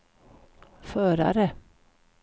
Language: Swedish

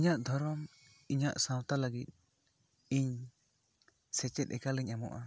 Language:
Santali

